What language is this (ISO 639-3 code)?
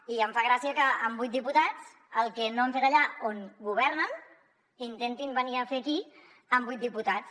cat